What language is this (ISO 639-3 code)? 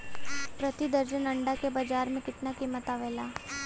bho